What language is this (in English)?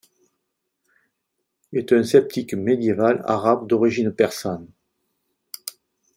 French